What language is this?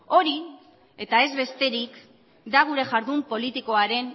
Basque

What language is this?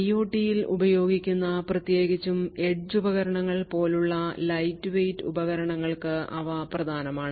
Malayalam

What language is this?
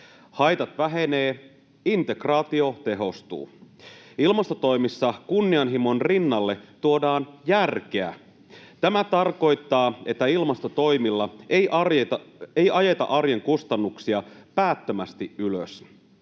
Finnish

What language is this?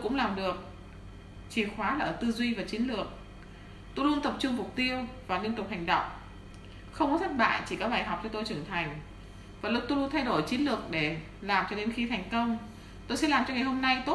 Vietnamese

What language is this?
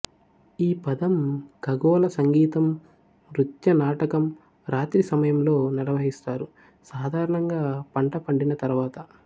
Telugu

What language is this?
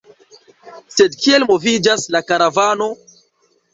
Esperanto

